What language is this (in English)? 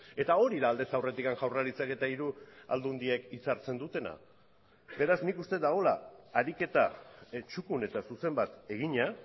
Basque